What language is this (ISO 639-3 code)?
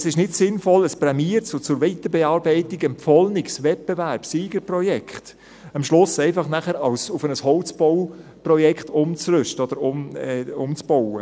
gsw